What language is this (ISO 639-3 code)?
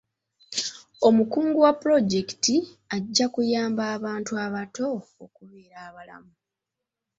lug